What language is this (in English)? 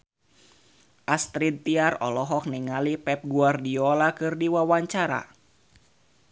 Sundanese